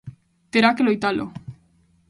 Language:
Galician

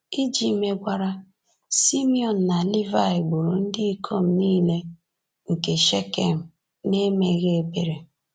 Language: Igbo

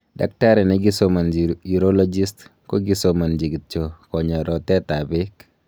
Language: Kalenjin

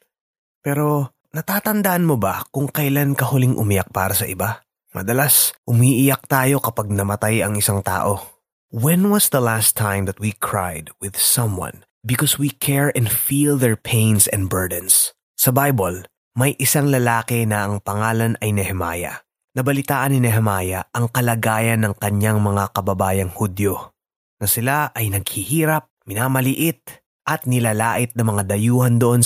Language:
Filipino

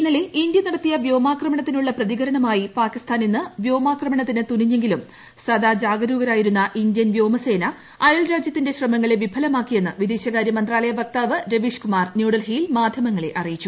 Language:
Malayalam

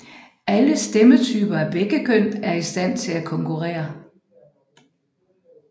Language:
Danish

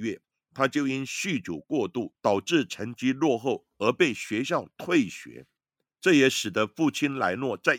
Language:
Chinese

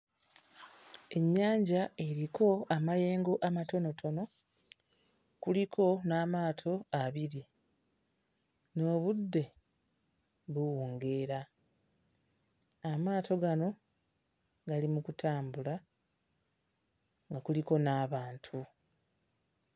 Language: Ganda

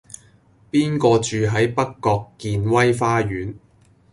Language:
Cantonese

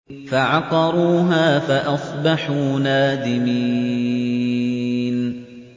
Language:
Arabic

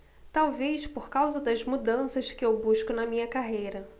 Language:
Portuguese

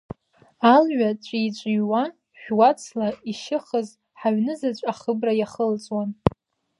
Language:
Abkhazian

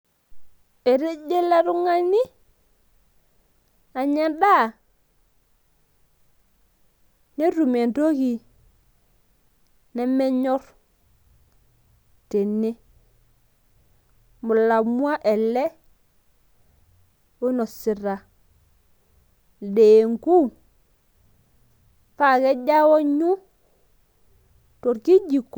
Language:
Masai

